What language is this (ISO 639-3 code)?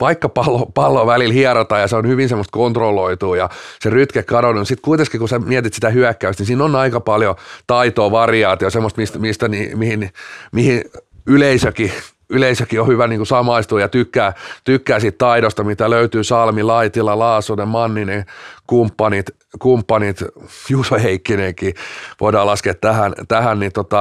fin